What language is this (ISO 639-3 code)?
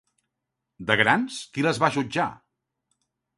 cat